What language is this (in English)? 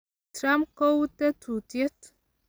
Kalenjin